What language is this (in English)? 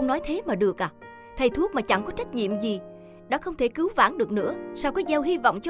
Vietnamese